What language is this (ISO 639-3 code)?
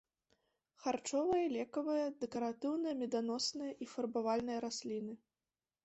bel